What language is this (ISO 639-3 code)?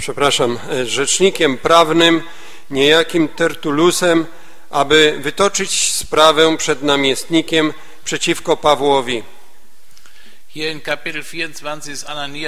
pol